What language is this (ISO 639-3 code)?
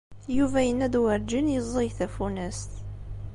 kab